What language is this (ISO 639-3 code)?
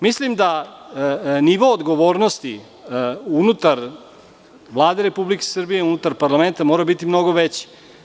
srp